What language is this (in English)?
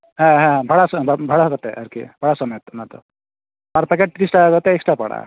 Santali